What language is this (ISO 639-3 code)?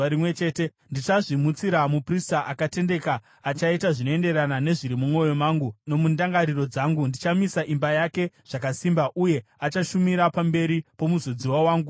sna